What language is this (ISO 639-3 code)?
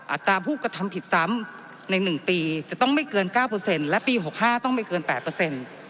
tha